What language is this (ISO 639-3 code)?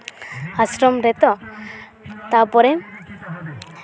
sat